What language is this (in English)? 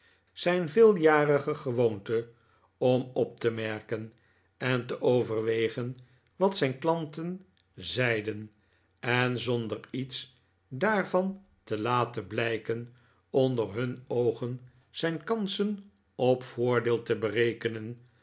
Dutch